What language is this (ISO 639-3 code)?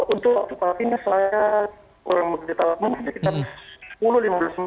ind